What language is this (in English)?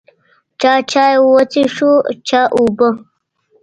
Pashto